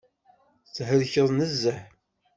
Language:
Kabyle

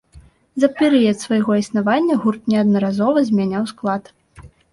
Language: Belarusian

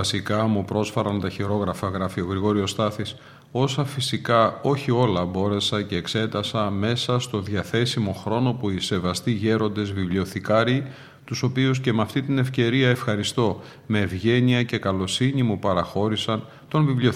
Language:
Greek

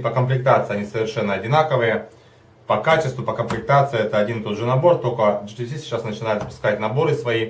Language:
Russian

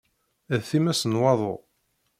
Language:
Kabyle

